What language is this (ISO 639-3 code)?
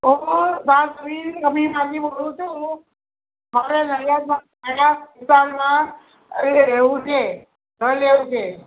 guj